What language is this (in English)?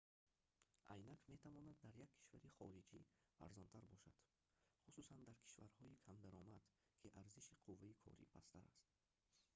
Tajik